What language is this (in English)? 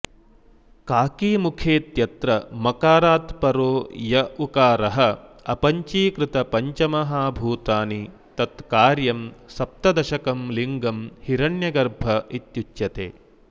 Sanskrit